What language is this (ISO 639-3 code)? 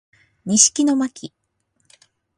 jpn